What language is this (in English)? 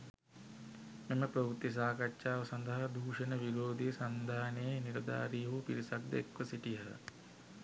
Sinhala